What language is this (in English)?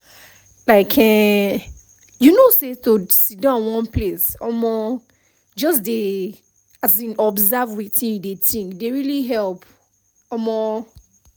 Nigerian Pidgin